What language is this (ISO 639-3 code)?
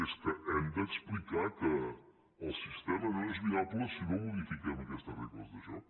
cat